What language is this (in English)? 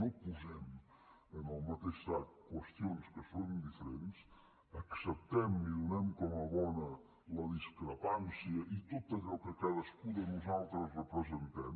Catalan